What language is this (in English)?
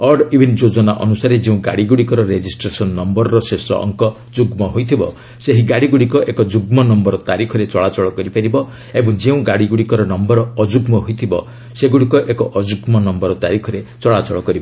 Odia